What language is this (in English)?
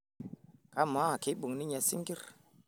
Masai